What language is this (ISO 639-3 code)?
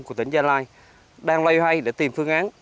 vie